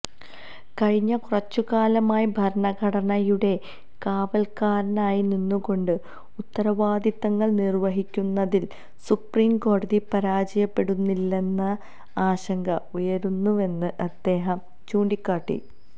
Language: Malayalam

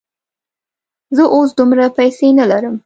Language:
Pashto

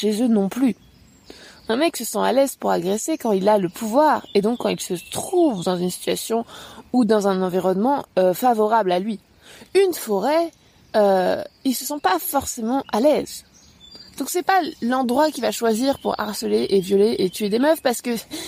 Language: French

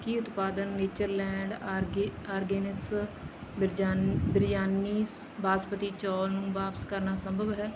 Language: Punjabi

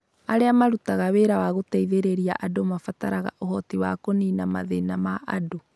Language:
Kikuyu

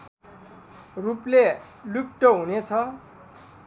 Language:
Nepali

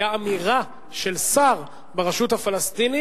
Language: Hebrew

